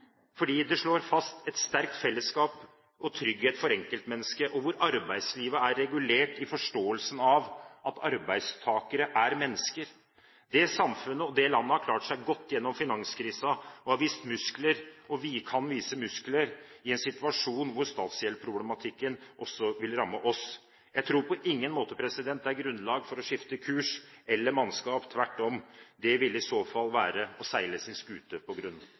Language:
Norwegian Bokmål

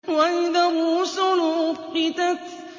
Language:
Arabic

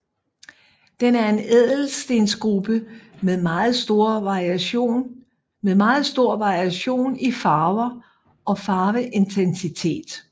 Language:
Danish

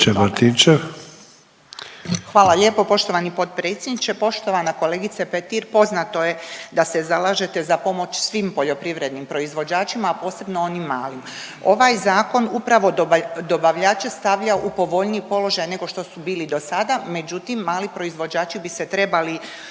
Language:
Croatian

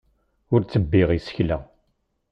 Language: Kabyle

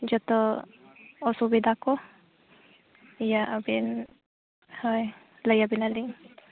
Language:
Santali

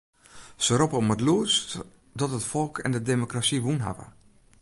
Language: Western Frisian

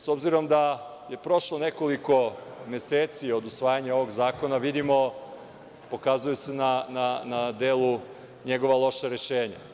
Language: Serbian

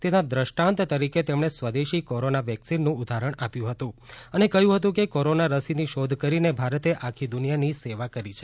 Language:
Gujarati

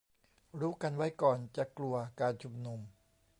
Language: Thai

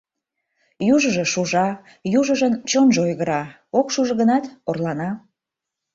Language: Mari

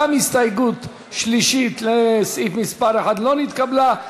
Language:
Hebrew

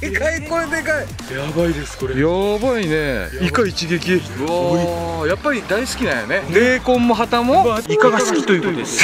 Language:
Japanese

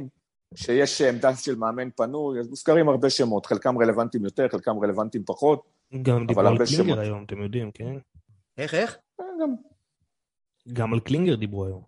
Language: Hebrew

